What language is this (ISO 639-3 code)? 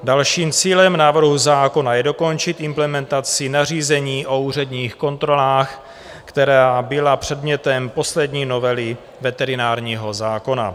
ces